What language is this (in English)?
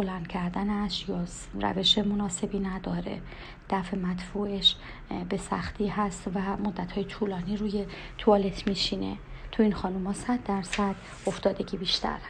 Persian